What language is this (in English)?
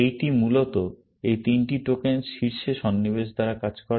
Bangla